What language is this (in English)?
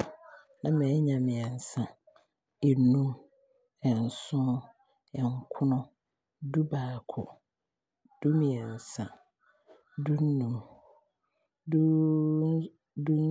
Abron